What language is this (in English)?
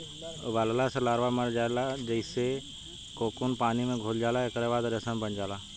Bhojpuri